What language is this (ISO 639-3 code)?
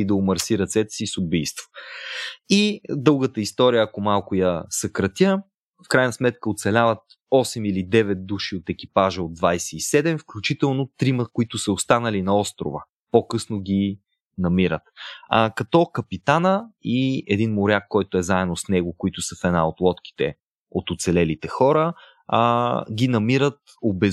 bul